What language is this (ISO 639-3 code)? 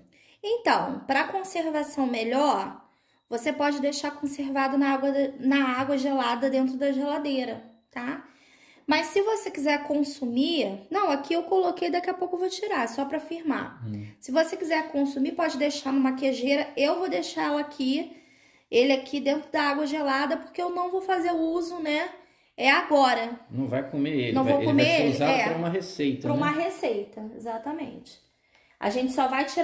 por